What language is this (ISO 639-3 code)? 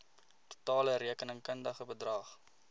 afr